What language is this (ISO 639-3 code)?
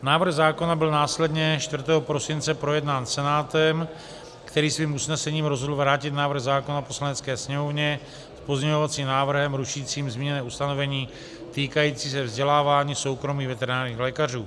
ces